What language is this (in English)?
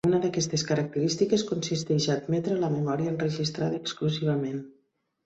Catalan